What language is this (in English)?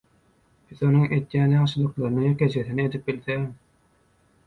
Turkmen